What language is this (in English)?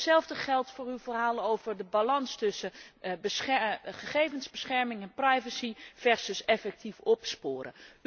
Dutch